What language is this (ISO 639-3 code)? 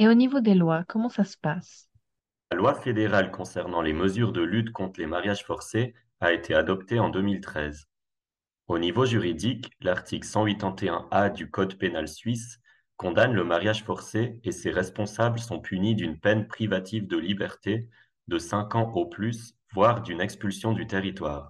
fra